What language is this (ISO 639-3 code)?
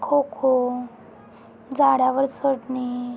mar